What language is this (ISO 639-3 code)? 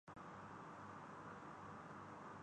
urd